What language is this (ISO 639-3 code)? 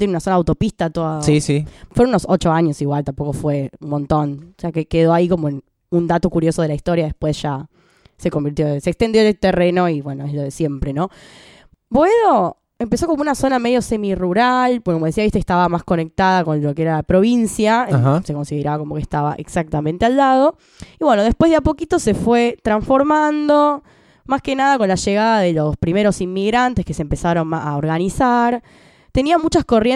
spa